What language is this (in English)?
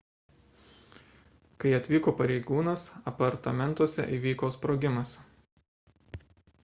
Lithuanian